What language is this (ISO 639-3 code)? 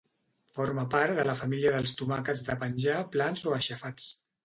cat